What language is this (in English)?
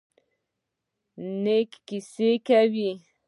Pashto